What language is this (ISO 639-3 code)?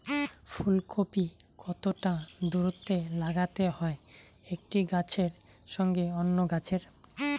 ben